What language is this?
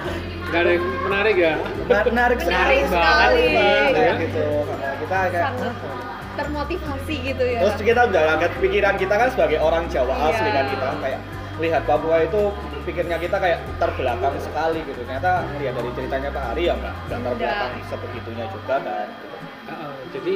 Indonesian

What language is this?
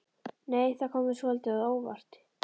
Icelandic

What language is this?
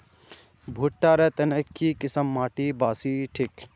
Magahi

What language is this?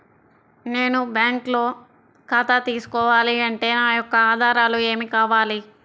Telugu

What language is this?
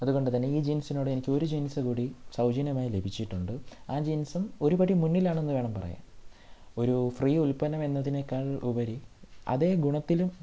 Malayalam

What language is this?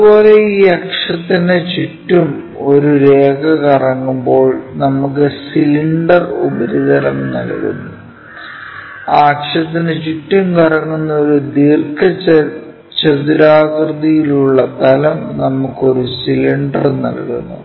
Malayalam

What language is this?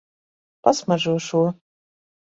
Latvian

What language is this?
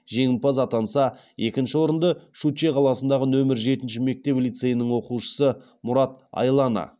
Kazakh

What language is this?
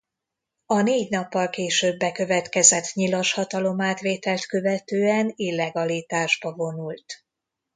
Hungarian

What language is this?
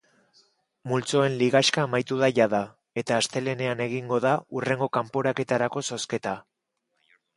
Basque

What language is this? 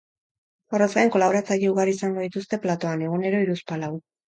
Basque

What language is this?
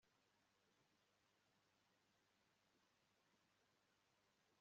Kinyarwanda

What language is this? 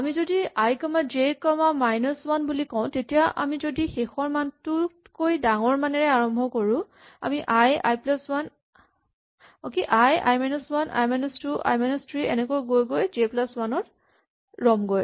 Assamese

